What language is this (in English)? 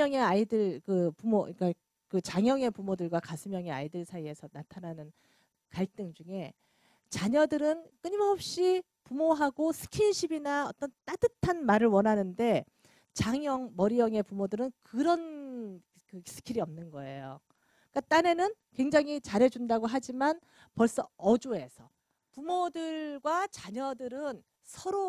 Korean